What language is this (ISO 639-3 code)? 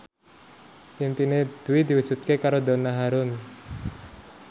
jav